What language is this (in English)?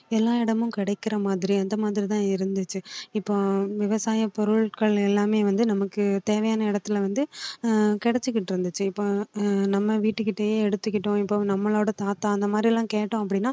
Tamil